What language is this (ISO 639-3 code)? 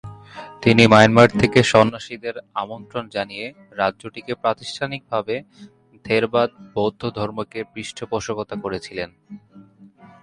ben